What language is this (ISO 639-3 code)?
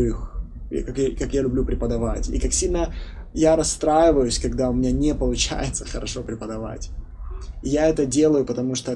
rus